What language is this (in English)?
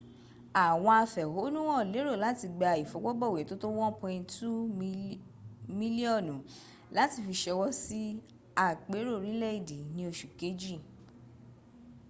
Yoruba